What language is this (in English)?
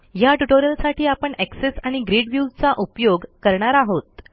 Marathi